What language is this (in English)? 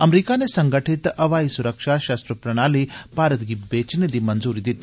Dogri